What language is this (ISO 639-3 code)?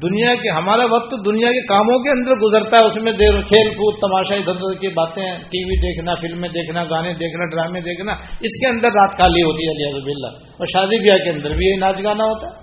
urd